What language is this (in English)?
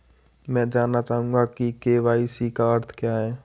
Hindi